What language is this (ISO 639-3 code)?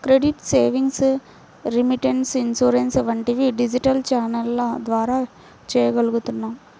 tel